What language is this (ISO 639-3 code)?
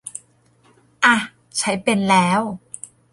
tha